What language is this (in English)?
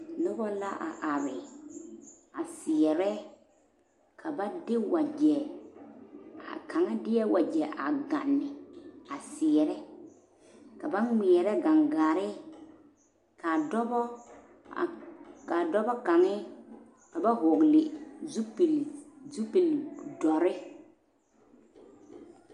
Southern Dagaare